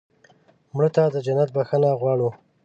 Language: Pashto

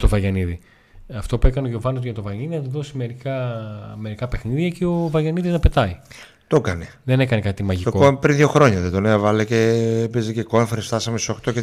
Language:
Greek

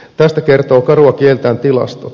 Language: Finnish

